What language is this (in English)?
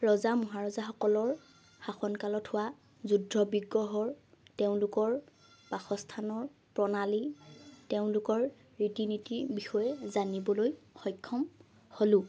Assamese